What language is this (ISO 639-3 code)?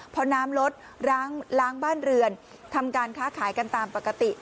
tha